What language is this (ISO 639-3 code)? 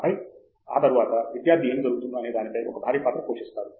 tel